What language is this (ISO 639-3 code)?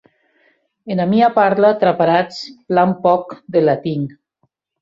oci